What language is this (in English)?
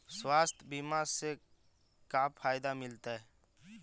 Magahi